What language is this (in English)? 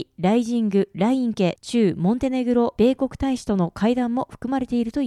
Japanese